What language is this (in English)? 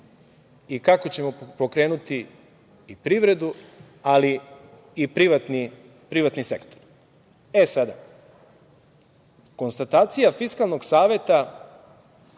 Serbian